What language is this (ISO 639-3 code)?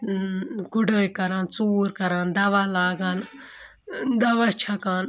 kas